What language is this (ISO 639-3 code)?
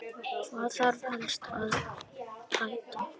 isl